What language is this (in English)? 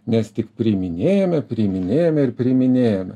Lithuanian